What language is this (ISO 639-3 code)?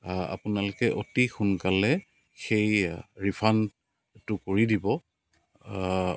asm